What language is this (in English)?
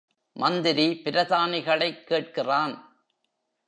Tamil